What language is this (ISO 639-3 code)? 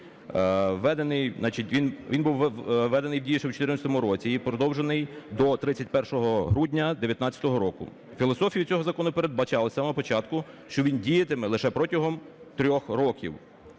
ukr